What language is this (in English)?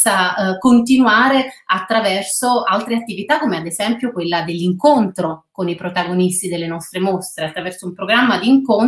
Italian